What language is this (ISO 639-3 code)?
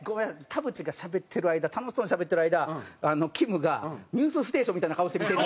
jpn